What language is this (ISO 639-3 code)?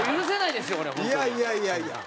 jpn